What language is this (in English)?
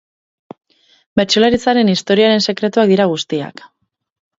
Basque